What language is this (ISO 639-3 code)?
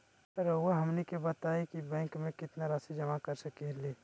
mag